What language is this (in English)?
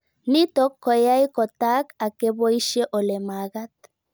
Kalenjin